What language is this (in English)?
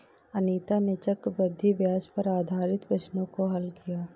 Hindi